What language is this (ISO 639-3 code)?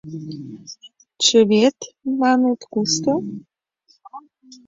chm